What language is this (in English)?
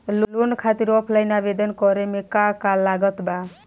Bhojpuri